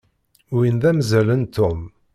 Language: Kabyle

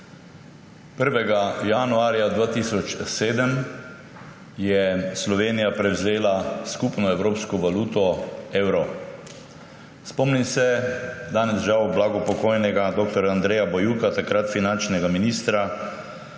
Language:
Slovenian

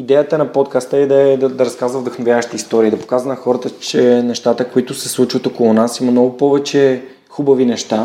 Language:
Bulgarian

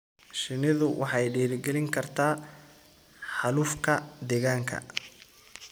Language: Somali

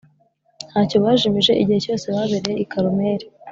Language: Kinyarwanda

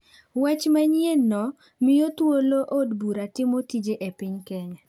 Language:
Luo (Kenya and Tanzania)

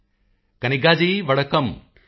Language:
Punjabi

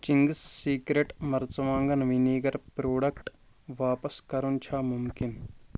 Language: Kashmiri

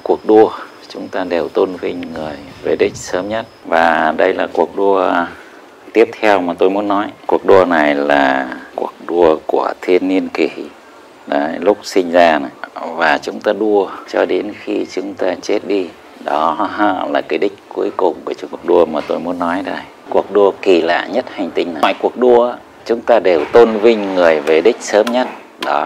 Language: Vietnamese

